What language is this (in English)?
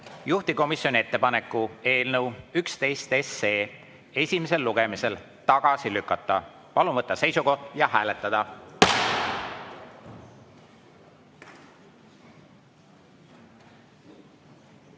Estonian